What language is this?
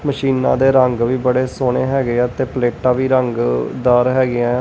Punjabi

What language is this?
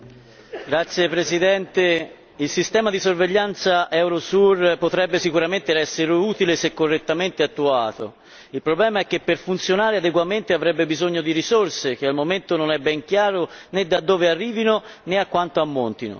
Italian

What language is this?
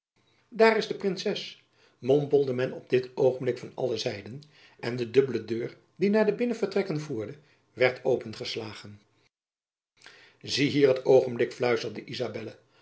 Dutch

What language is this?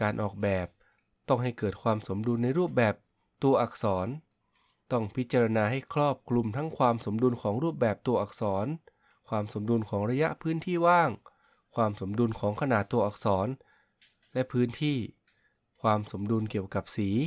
Thai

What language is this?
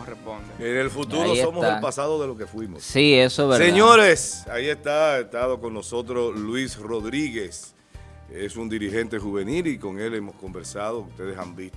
Spanish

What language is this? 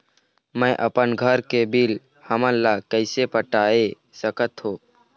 Chhattisgarhi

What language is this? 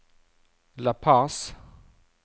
Norwegian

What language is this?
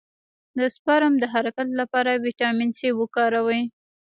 Pashto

